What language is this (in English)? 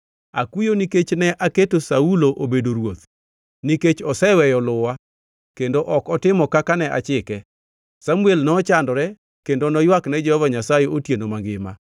Luo (Kenya and Tanzania)